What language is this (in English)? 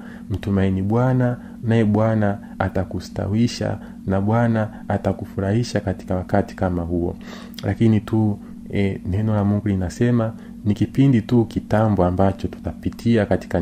Swahili